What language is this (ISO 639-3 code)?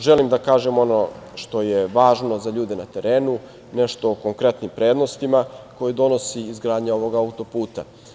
srp